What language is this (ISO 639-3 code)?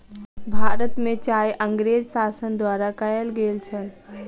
mai